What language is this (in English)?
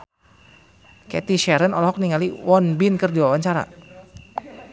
Sundanese